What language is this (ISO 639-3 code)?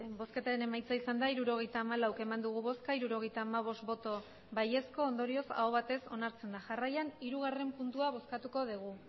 eus